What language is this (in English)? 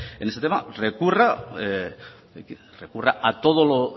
Spanish